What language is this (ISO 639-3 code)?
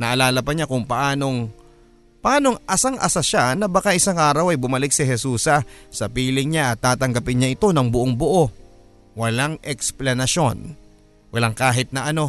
fil